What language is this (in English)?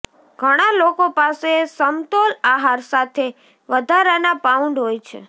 Gujarati